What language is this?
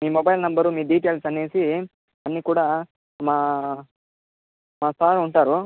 Telugu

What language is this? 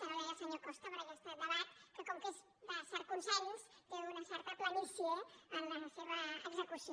Catalan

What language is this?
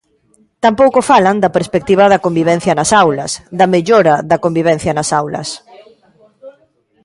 Galician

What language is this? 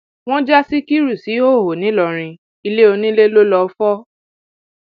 Yoruba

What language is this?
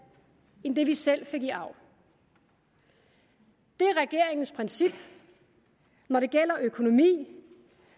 Danish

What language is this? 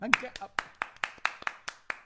Welsh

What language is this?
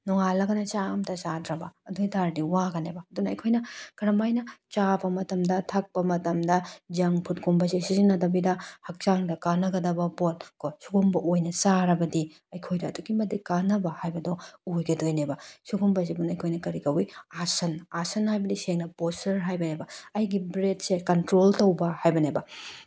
Manipuri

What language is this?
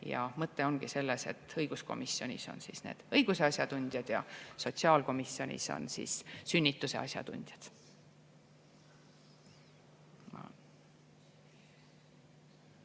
Estonian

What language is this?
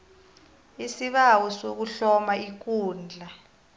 South Ndebele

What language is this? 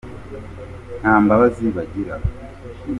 Kinyarwanda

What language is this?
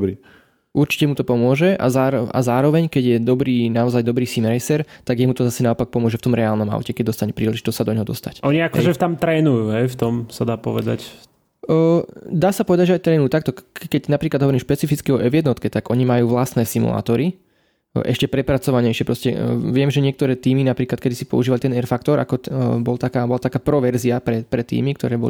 Slovak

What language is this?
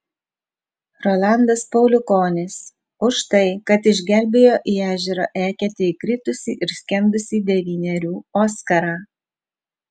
Lithuanian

